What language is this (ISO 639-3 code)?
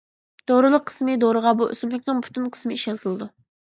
uig